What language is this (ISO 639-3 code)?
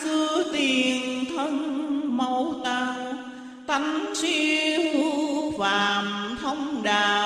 vie